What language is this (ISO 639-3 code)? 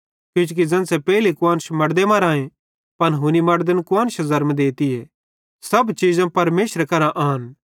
bhd